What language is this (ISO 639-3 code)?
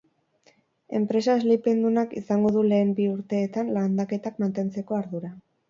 eus